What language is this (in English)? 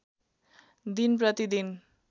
Nepali